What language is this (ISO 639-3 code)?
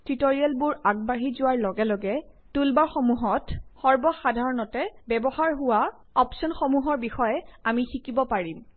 asm